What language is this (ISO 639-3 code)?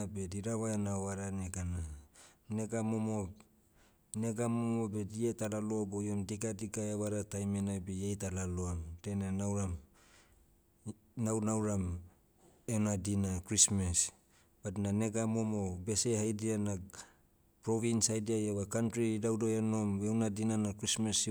meu